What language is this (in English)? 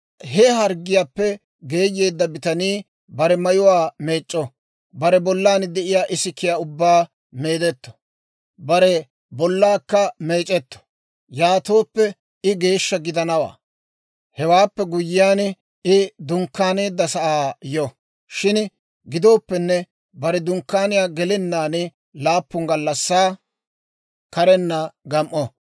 Dawro